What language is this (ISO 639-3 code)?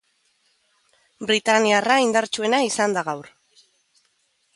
eus